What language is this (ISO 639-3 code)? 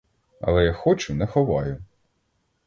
ukr